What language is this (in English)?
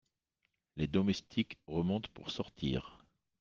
French